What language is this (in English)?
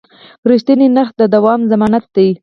Pashto